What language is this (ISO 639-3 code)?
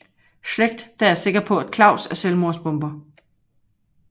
dan